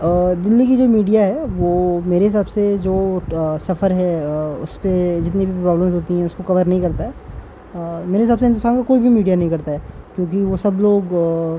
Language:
Urdu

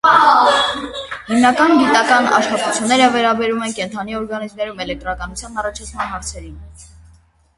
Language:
Armenian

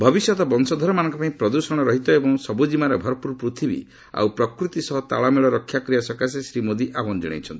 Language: Odia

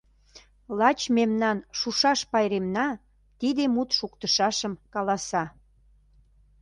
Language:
Mari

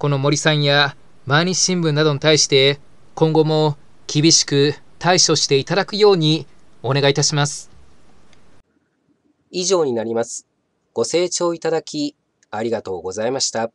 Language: Japanese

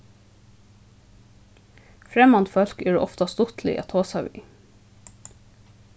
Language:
Faroese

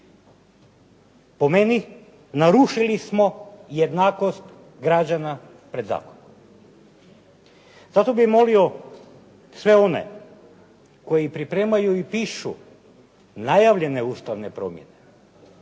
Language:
Croatian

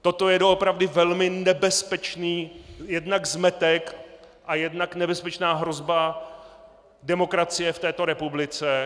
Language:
Czech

